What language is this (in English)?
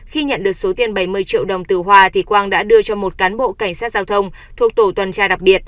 Vietnamese